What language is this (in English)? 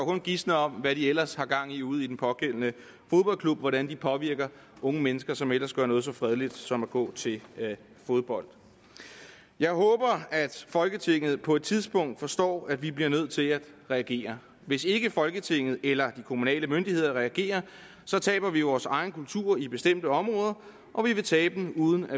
Danish